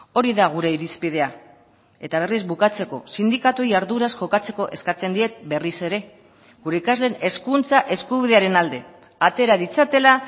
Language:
Basque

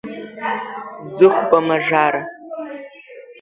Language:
Abkhazian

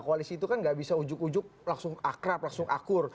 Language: Indonesian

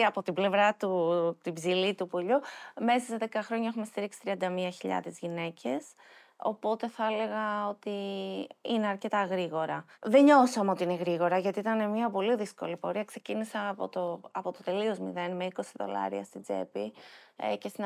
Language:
Greek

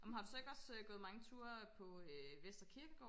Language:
Danish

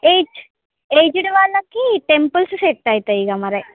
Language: Telugu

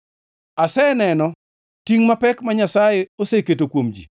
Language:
Luo (Kenya and Tanzania)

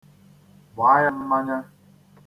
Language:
Igbo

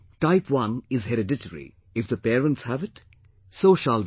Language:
English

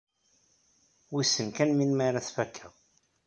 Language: Kabyle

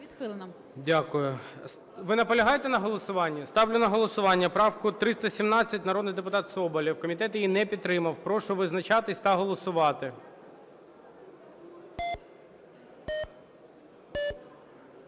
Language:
Ukrainian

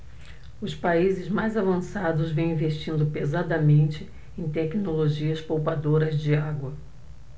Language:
Portuguese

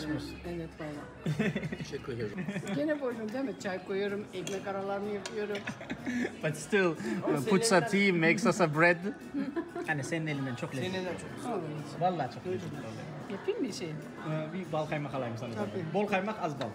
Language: Turkish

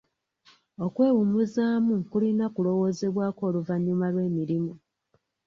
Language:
Ganda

